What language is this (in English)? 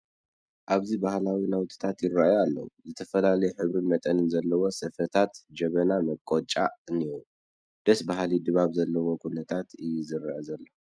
Tigrinya